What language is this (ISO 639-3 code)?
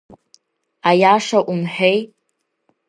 abk